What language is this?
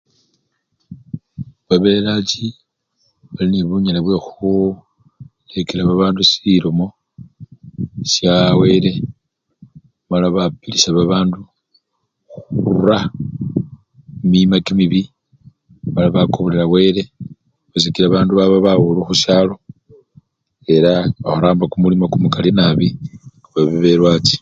Luyia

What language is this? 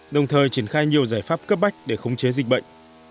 Vietnamese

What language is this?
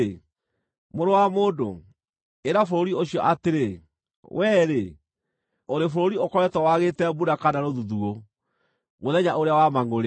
Kikuyu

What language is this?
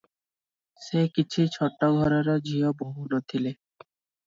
Odia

